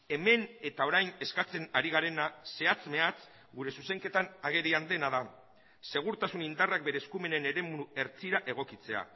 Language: Basque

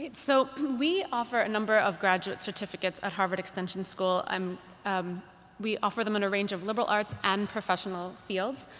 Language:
English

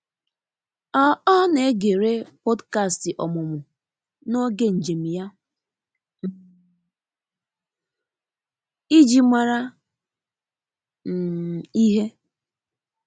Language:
Igbo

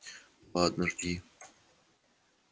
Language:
Russian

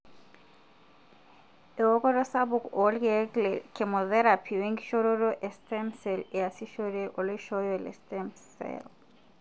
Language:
Masai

